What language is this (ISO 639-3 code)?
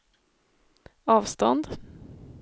swe